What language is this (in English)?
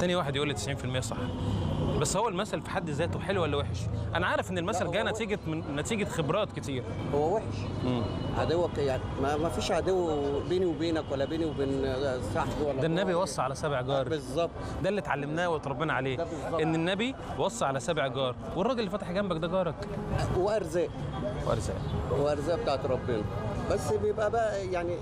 Arabic